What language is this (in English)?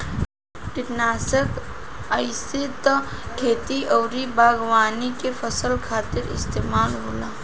Bhojpuri